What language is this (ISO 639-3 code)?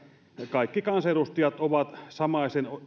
fin